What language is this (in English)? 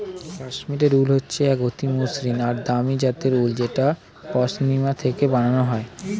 Bangla